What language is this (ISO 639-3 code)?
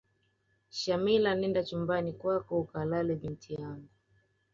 swa